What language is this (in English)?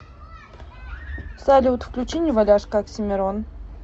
Russian